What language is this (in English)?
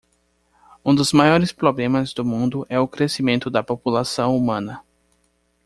Portuguese